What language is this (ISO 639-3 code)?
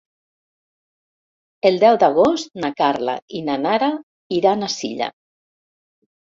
cat